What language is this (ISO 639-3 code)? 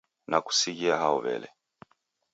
dav